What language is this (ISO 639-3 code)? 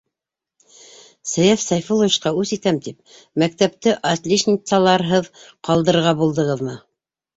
bak